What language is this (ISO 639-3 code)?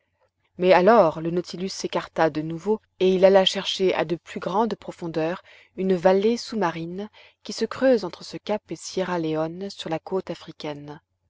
fra